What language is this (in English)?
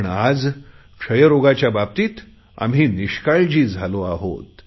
Marathi